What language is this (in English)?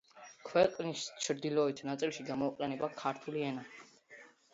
Georgian